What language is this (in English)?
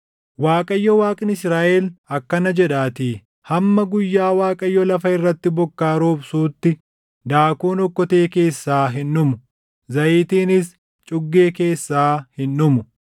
Oromo